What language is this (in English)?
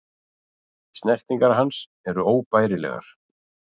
Icelandic